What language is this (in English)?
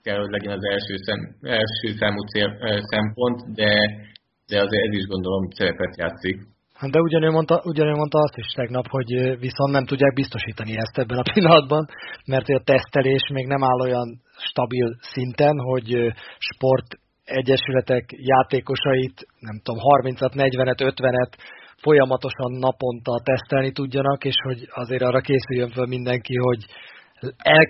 Hungarian